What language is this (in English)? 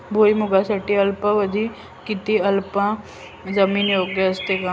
Marathi